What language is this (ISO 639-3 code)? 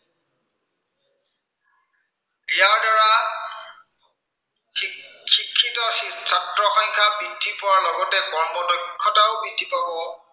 asm